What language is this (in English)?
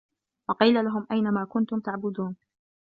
Arabic